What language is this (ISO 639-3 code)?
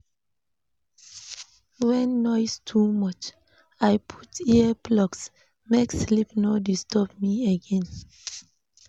pcm